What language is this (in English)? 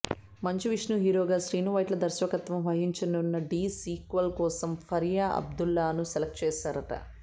Telugu